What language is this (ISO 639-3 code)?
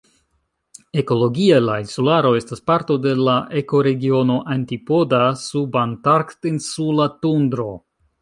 epo